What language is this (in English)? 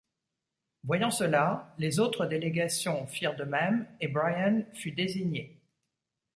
French